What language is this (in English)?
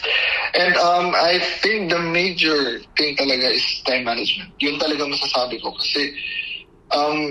Filipino